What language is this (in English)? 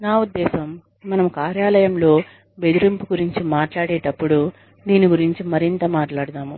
Telugu